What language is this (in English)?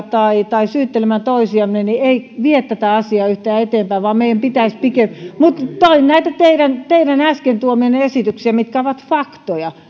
Finnish